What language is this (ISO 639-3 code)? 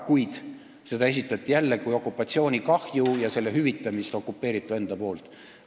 est